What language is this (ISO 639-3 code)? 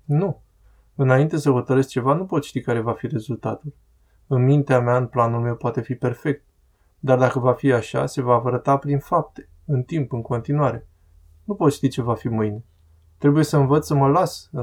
ron